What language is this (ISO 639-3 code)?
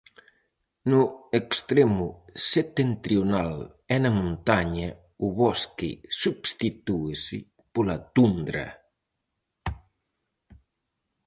glg